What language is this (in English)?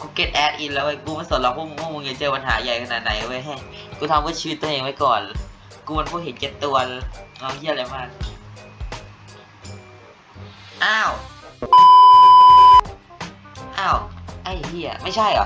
Thai